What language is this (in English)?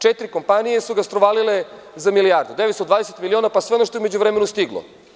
Serbian